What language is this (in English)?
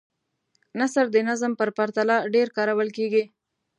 Pashto